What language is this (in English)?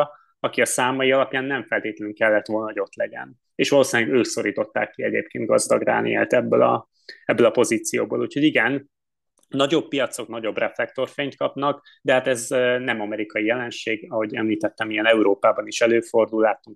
Hungarian